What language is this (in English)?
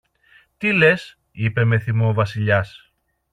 Greek